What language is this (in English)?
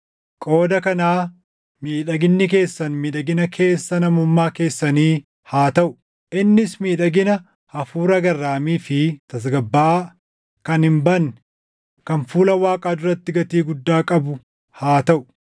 Oromo